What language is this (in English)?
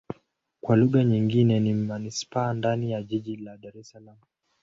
Swahili